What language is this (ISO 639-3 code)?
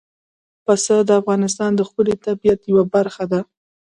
pus